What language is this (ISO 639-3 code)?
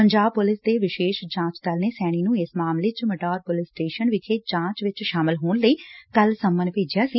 pan